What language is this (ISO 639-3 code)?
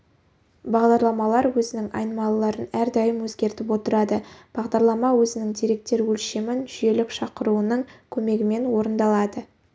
kaz